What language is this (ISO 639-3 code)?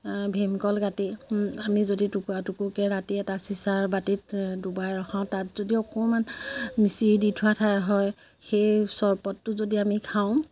asm